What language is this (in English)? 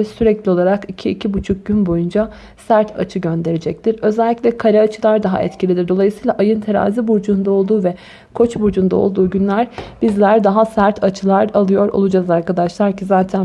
Turkish